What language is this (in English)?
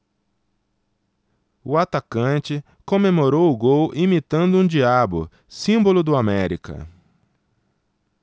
Portuguese